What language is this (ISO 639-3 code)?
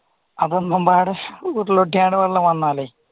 mal